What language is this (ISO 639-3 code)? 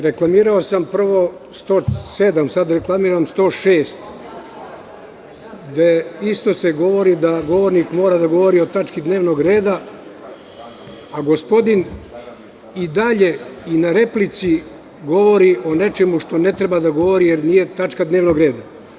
srp